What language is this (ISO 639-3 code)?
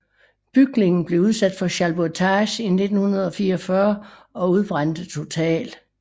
dan